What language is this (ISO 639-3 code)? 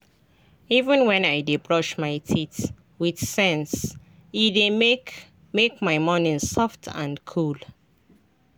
pcm